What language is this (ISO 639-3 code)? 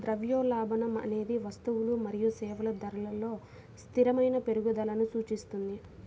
tel